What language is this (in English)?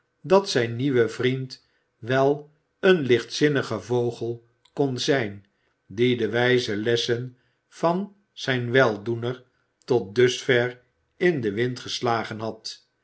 Dutch